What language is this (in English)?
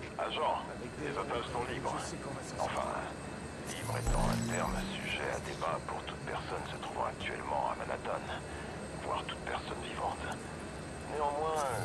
French